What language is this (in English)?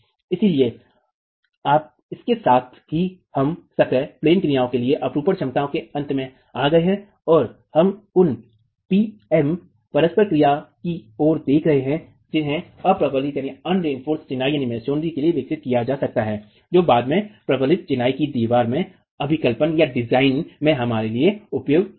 Hindi